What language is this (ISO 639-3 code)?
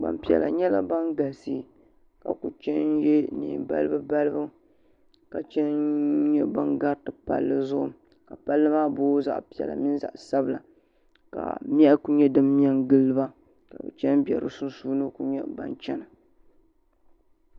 dag